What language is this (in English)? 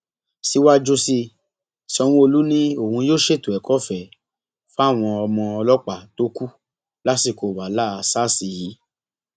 Yoruba